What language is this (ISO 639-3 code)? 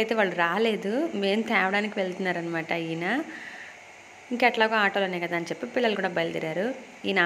hin